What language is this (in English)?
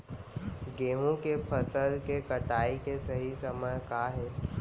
Chhattisgarhi